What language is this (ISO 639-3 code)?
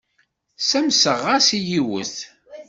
kab